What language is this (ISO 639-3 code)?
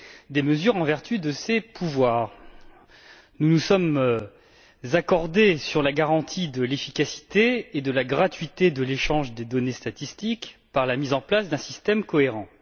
fra